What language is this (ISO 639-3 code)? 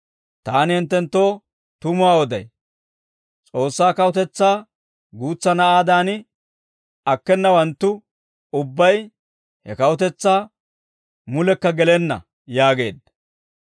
dwr